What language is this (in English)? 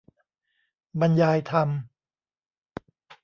Thai